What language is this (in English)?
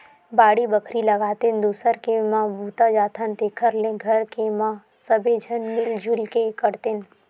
Chhattisgarhi